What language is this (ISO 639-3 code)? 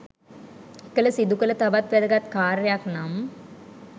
sin